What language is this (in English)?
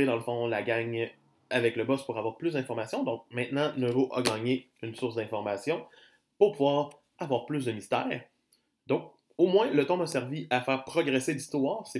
French